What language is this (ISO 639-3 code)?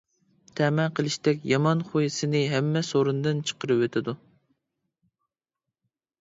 uig